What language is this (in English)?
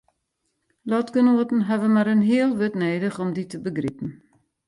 Western Frisian